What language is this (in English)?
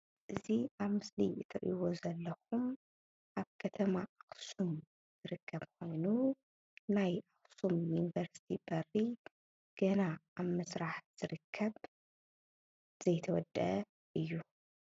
Tigrinya